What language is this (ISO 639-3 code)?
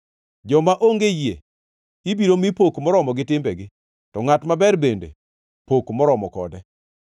luo